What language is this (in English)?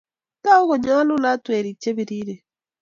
Kalenjin